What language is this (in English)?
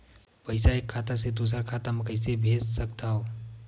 Chhattisgarhi